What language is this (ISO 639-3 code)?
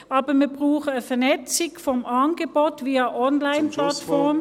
gsw